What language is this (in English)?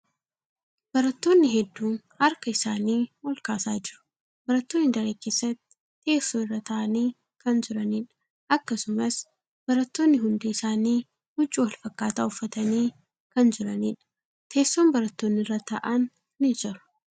Oromo